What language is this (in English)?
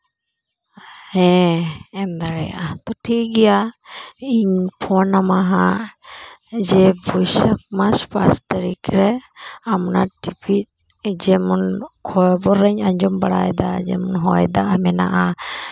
Santali